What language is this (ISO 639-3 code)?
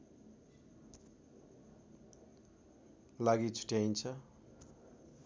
nep